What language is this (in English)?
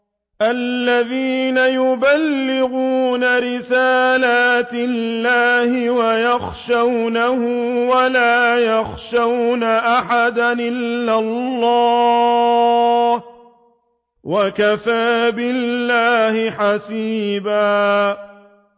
Arabic